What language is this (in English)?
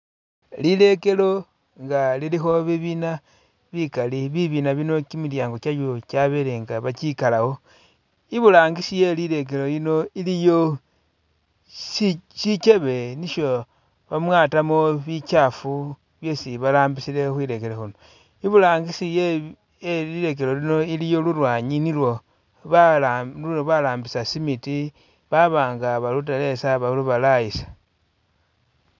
Masaaba